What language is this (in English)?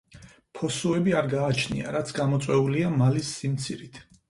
Georgian